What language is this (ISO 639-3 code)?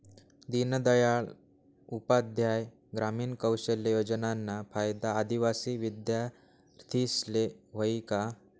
mar